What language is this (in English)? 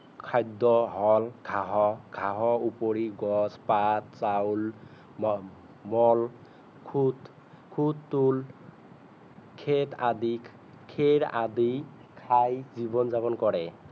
Assamese